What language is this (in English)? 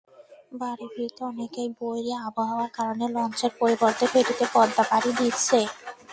Bangla